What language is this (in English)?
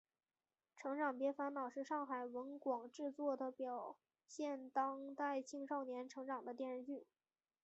Chinese